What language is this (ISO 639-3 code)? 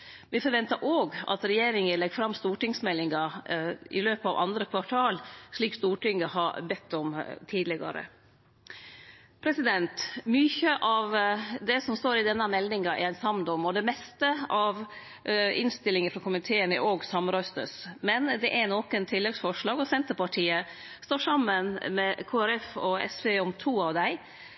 nno